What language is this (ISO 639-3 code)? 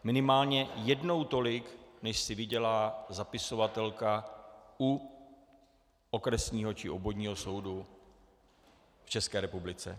ces